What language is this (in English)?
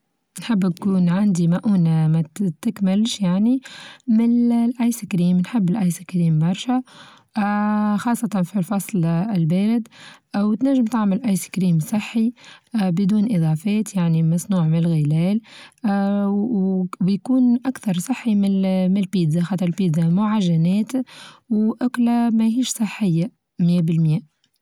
Tunisian Arabic